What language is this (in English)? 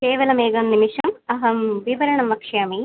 Sanskrit